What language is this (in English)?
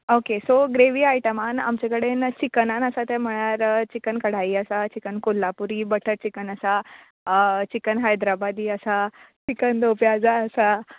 Konkani